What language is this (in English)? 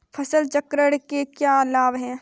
Hindi